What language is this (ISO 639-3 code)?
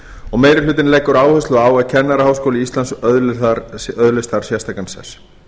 isl